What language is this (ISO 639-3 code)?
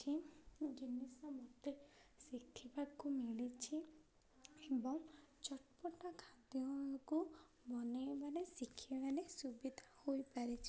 ori